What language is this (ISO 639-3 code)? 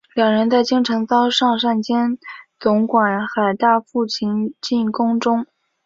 zho